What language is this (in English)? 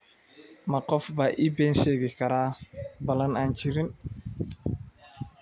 Somali